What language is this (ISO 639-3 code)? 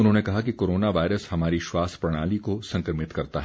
hin